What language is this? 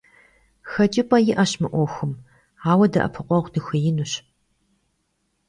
Kabardian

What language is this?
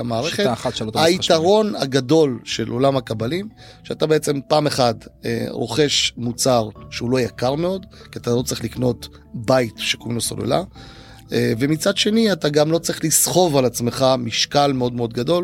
Hebrew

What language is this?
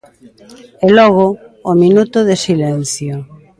Galician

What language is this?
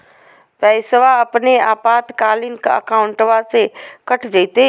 Magahi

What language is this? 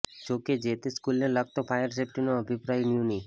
Gujarati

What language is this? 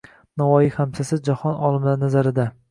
Uzbek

